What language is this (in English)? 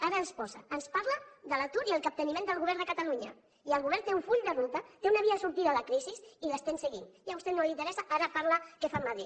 Catalan